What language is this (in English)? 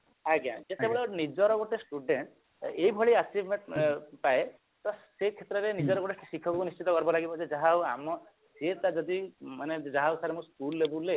Odia